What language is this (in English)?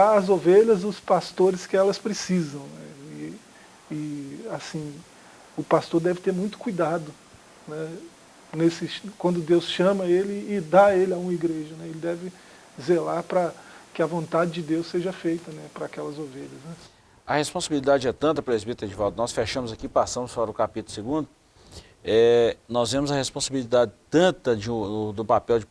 Portuguese